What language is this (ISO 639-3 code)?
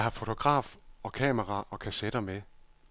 dan